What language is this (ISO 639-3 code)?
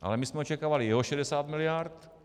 ces